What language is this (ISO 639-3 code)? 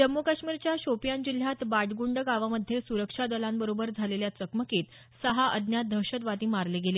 mar